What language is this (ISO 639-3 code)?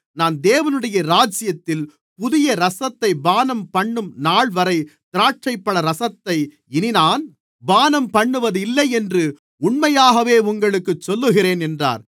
tam